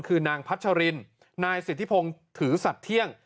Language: Thai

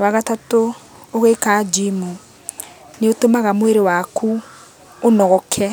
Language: Kikuyu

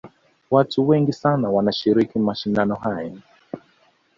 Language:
Swahili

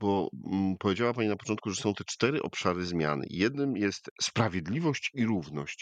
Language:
Polish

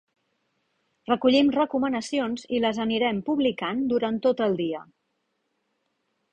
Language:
Catalan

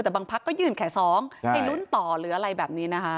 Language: Thai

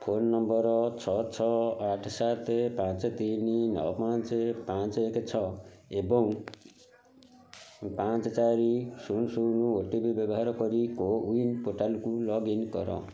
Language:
Odia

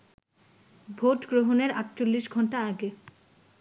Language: Bangla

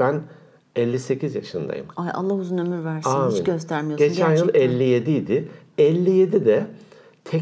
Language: Turkish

